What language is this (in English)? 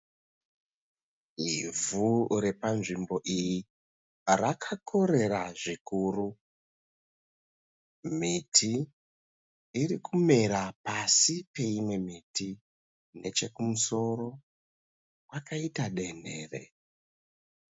Shona